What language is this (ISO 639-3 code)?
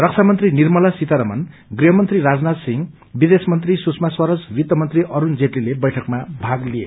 nep